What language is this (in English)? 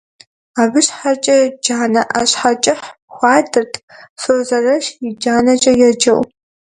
Kabardian